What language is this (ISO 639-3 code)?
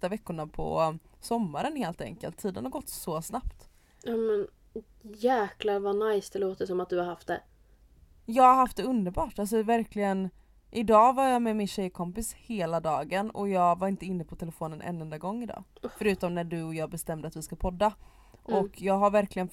swe